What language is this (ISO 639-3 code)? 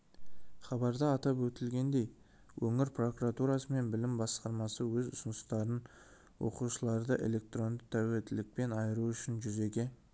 kaz